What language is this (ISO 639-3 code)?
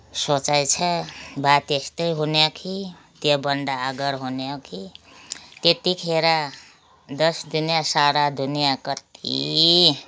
nep